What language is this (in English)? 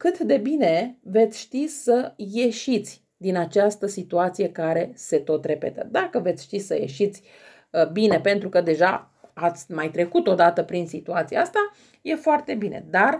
Romanian